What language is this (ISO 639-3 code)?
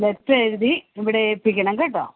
mal